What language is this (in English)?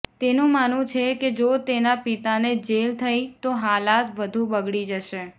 Gujarati